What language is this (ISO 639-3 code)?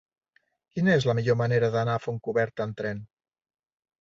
cat